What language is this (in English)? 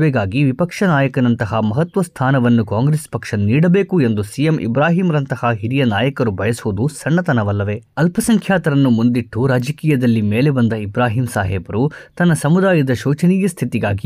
Kannada